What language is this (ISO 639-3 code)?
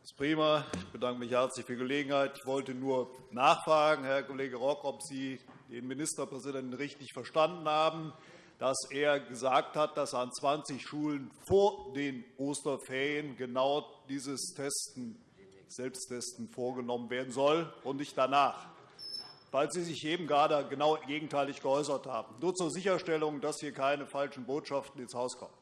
deu